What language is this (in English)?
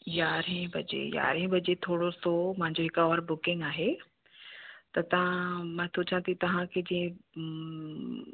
Sindhi